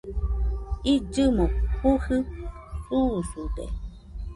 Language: Nüpode Huitoto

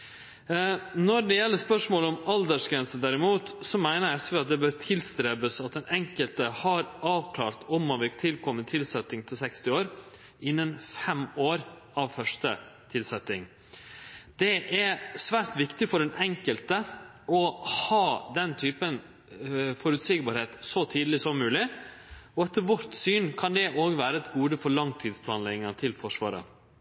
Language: Norwegian Nynorsk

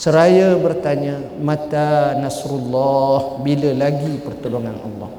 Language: Malay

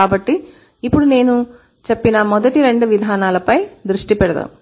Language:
Telugu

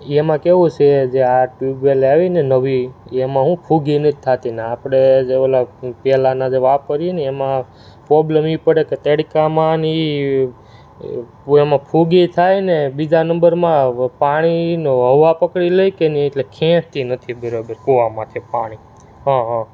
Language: Gujarati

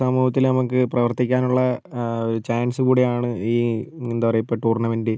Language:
Malayalam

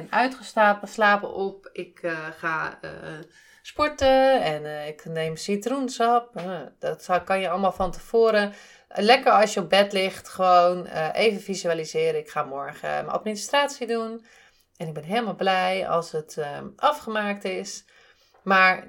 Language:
Dutch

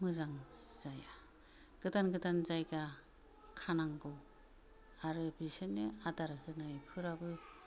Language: Bodo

